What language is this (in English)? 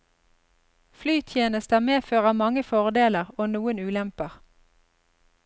Norwegian